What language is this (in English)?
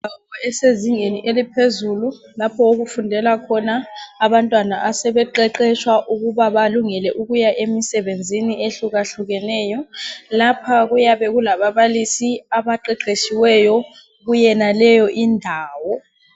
North Ndebele